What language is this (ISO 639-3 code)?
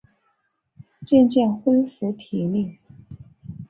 zho